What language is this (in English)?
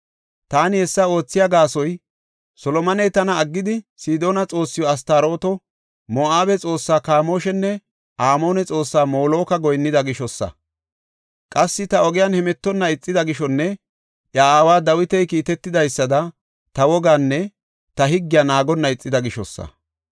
Gofa